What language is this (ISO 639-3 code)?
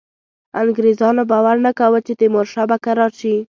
pus